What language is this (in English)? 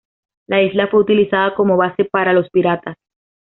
Spanish